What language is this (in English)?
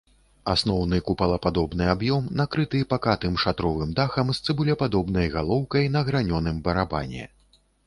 Belarusian